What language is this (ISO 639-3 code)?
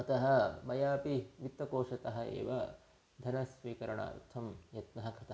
san